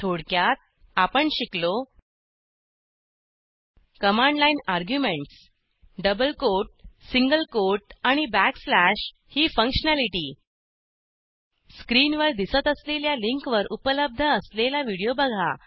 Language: Marathi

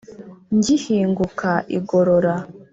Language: Kinyarwanda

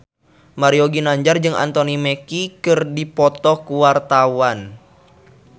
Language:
Sundanese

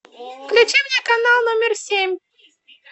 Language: Russian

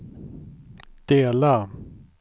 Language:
Swedish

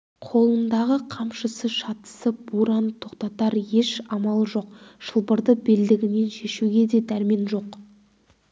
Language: Kazakh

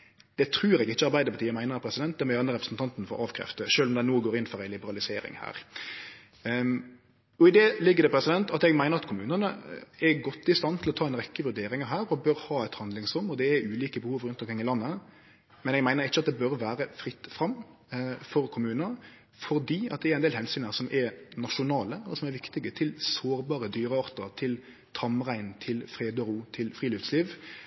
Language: Norwegian Nynorsk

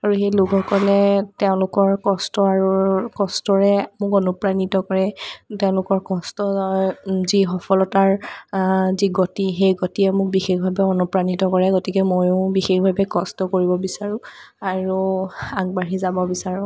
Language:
Assamese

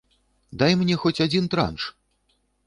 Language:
Belarusian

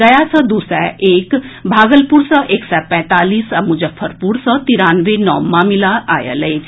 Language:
Maithili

